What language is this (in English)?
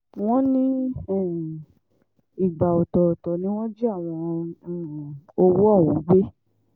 Yoruba